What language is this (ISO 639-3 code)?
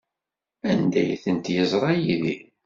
kab